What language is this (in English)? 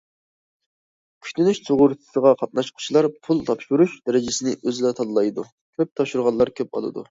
Uyghur